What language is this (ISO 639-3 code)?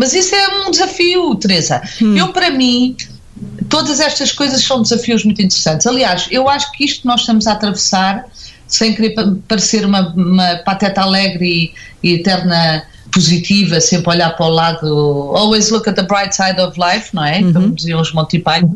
por